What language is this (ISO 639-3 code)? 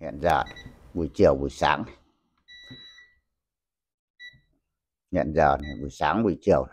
vie